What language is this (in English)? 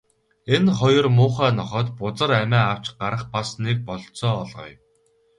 Mongolian